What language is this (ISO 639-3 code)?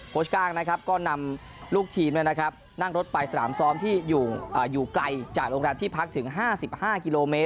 tha